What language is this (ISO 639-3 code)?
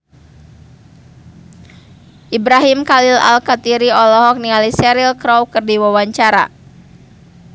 sun